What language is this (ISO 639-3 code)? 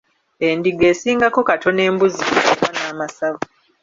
lug